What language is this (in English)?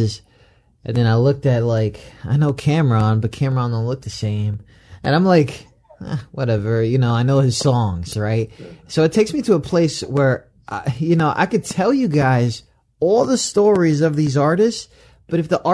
English